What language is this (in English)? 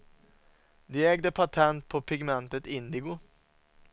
Swedish